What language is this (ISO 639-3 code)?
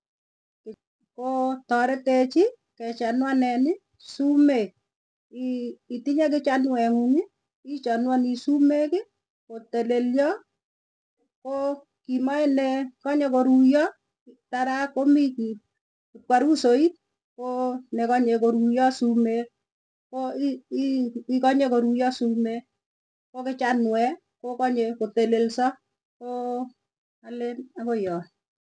tuy